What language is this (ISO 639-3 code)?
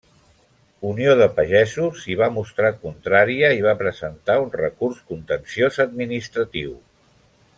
cat